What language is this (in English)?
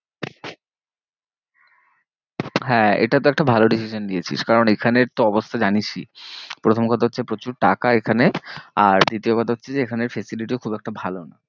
Bangla